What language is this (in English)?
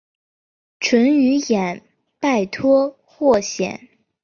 Chinese